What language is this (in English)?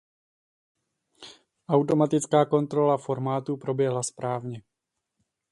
Czech